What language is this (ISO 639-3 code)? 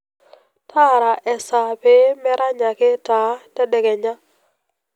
mas